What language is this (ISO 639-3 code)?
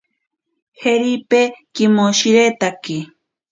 prq